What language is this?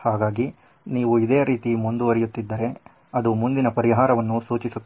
Kannada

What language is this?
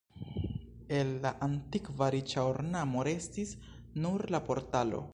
Esperanto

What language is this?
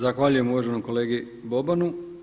Croatian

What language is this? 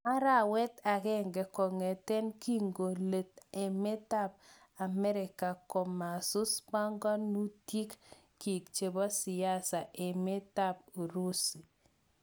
Kalenjin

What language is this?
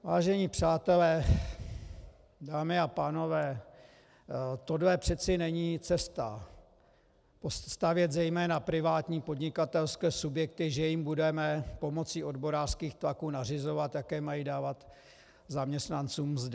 Czech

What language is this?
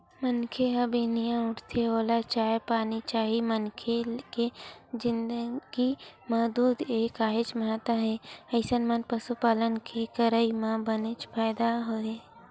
Chhattisgarhi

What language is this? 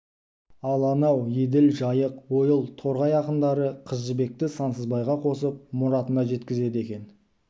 Kazakh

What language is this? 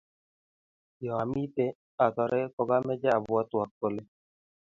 Kalenjin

